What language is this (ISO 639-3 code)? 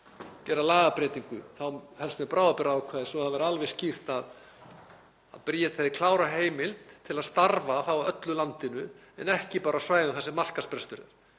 isl